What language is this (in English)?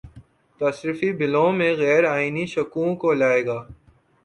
Urdu